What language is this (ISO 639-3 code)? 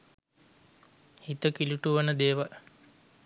sin